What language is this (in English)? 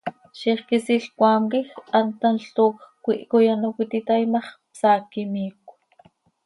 Seri